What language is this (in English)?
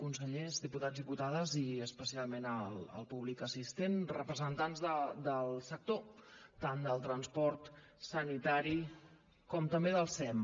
Catalan